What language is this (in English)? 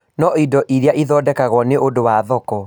Kikuyu